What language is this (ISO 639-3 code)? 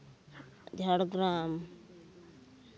sat